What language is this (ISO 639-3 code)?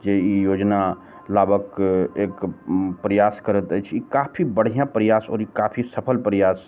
mai